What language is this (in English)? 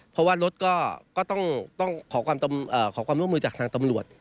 Thai